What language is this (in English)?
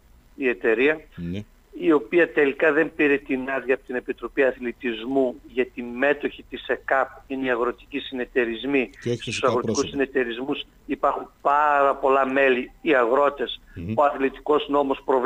Greek